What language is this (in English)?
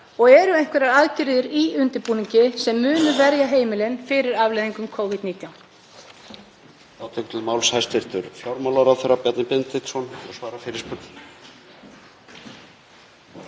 Icelandic